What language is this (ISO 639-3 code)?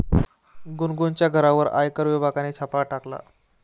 mar